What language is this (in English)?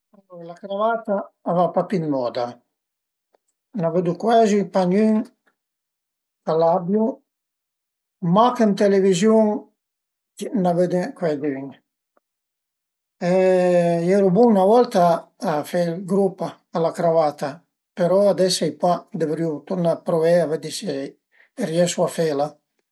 Piedmontese